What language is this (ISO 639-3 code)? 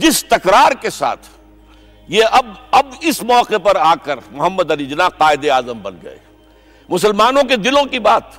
urd